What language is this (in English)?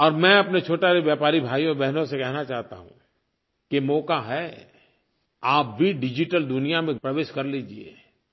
Hindi